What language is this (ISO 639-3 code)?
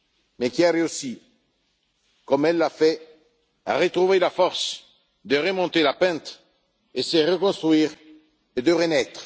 fra